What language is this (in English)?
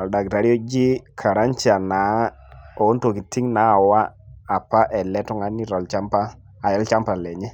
Masai